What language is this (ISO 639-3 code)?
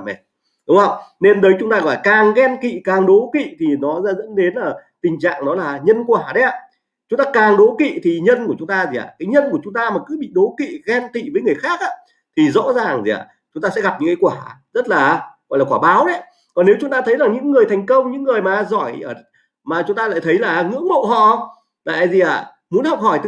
vie